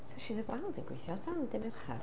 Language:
Welsh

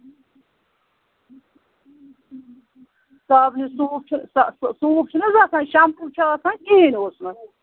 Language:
Kashmiri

